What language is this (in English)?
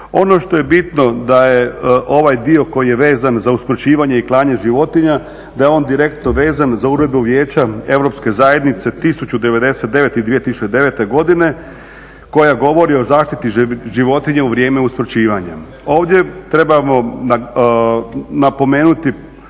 Croatian